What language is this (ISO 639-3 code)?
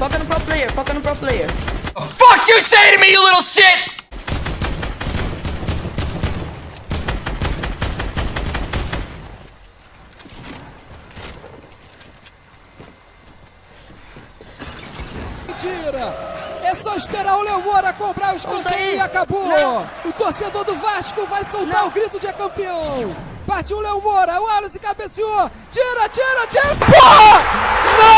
por